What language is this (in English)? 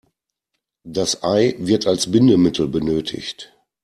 German